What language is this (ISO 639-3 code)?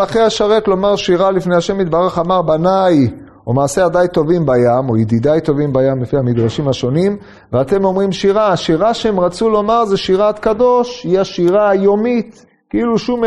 heb